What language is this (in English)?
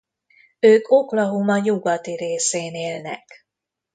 Hungarian